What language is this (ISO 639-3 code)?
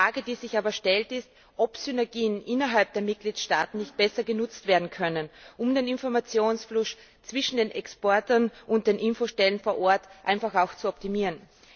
deu